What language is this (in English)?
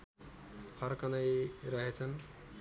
Nepali